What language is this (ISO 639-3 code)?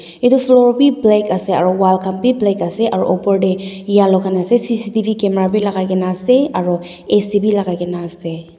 nag